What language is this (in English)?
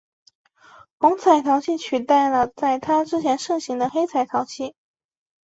Chinese